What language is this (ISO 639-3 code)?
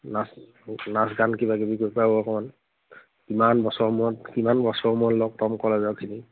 asm